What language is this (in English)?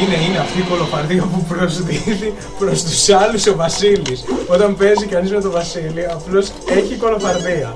Greek